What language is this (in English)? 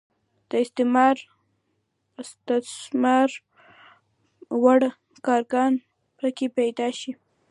Pashto